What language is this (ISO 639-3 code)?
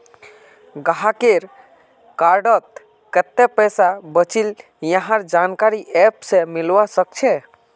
mag